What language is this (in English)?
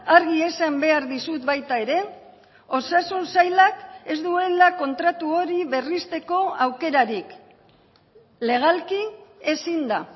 Basque